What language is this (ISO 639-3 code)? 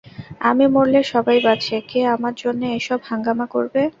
ben